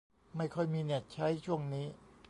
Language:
Thai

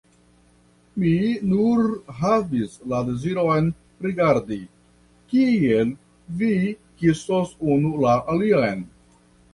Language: Esperanto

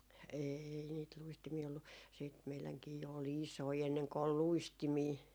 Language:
Finnish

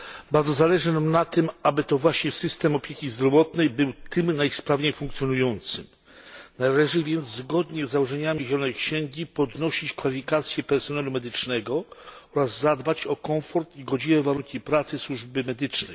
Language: Polish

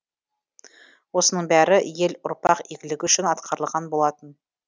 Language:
Kazakh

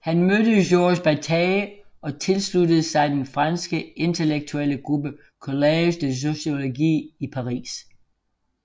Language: Danish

